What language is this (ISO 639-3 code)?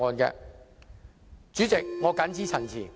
yue